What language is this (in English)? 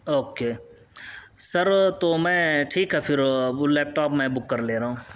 Urdu